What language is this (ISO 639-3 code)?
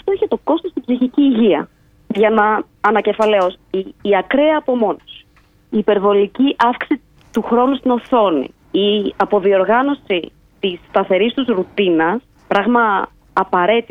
ell